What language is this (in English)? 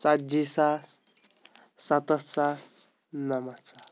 Kashmiri